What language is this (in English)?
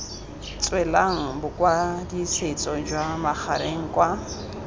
Tswana